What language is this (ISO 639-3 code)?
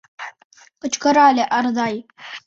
chm